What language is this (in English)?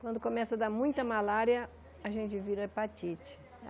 Portuguese